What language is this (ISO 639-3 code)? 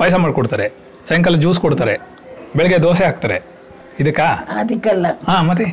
kan